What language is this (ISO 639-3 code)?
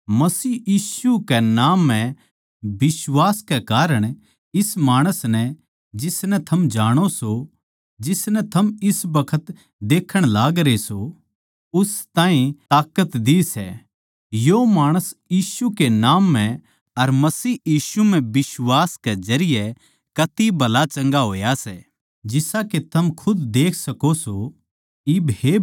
bgc